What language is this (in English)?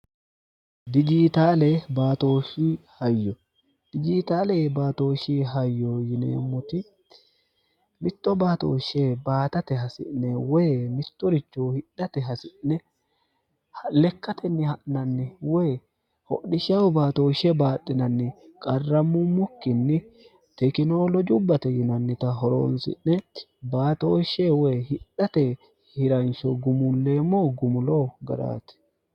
Sidamo